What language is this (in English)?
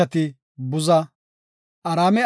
Gofa